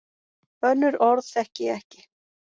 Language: Icelandic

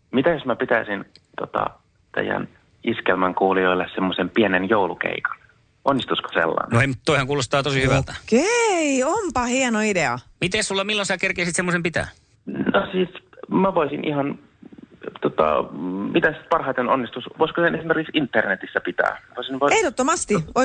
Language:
Finnish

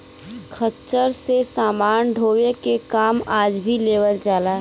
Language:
Bhojpuri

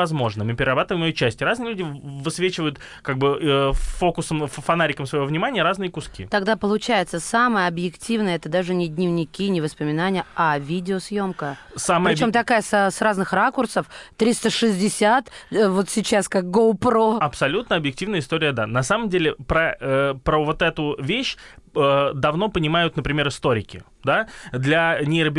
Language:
Russian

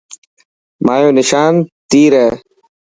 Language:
Dhatki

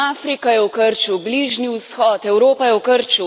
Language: Slovenian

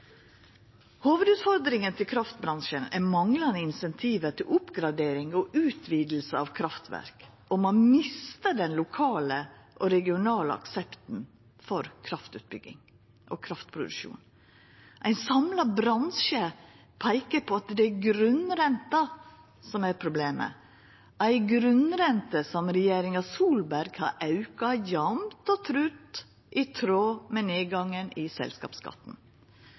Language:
Norwegian Nynorsk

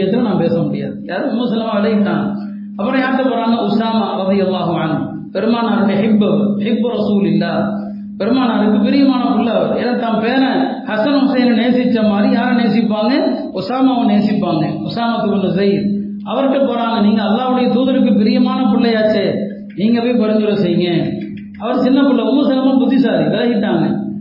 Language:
Tamil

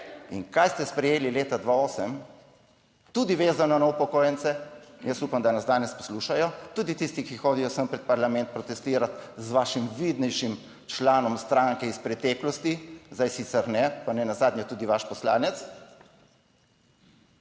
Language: Slovenian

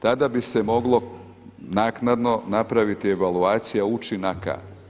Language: Croatian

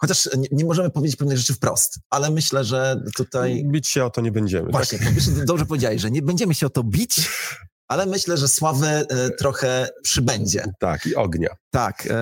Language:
Polish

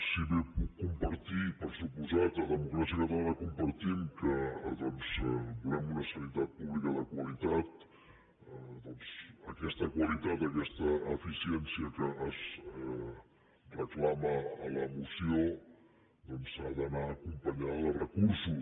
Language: Catalan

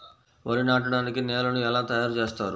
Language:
Telugu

